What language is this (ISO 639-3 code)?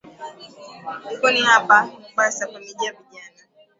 swa